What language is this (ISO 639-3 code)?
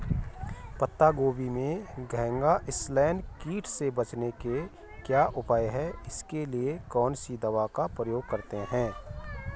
hin